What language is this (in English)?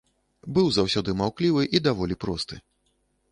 Belarusian